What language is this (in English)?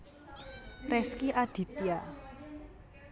Javanese